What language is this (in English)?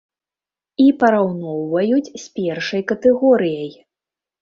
Belarusian